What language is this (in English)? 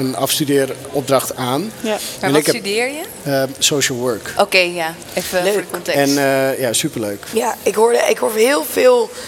Dutch